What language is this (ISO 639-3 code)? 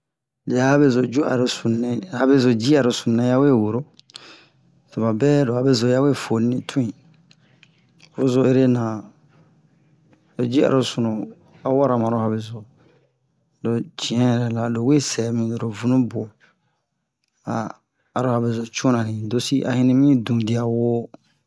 bmq